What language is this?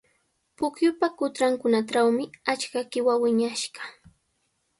Sihuas Ancash Quechua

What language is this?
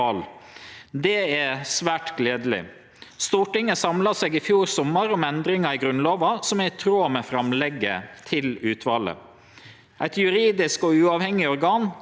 Norwegian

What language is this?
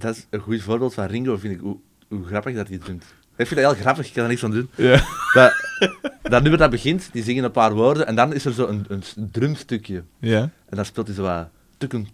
Dutch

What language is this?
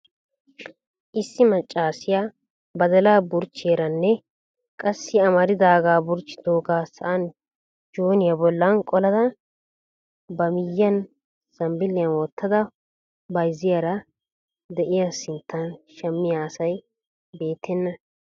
Wolaytta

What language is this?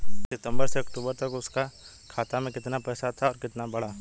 Bhojpuri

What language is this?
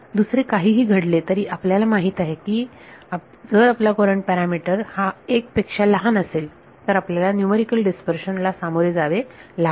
Marathi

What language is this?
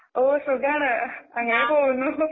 Malayalam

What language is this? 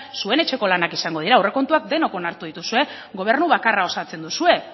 Basque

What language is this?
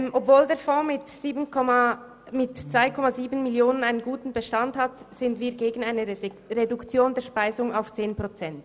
Swiss German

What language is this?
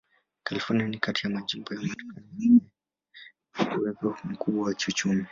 Swahili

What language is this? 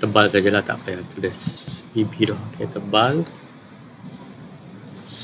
Malay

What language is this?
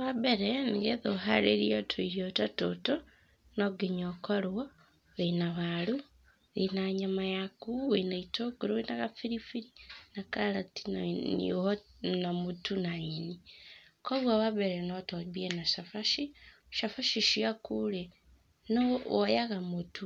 Kikuyu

